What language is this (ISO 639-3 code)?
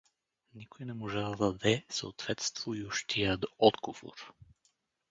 bul